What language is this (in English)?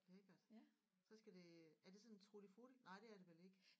Danish